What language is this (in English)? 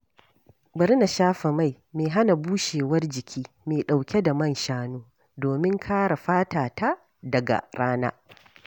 Hausa